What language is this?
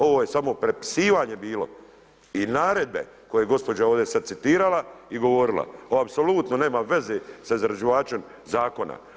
Croatian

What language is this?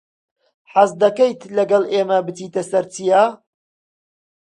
Central Kurdish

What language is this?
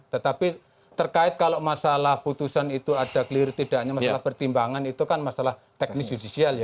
Indonesian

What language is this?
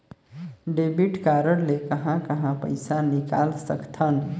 Chhattisgarhi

